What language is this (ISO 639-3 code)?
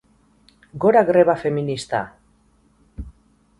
eus